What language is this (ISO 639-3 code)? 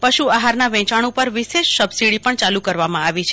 guj